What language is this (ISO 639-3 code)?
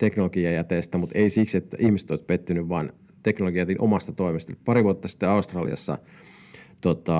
fin